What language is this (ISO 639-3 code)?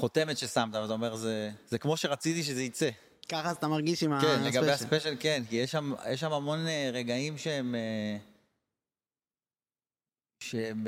heb